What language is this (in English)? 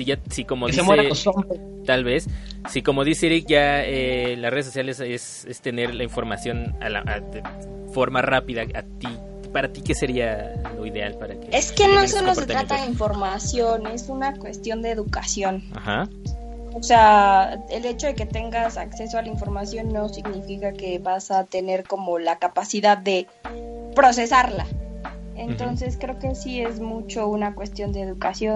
Spanish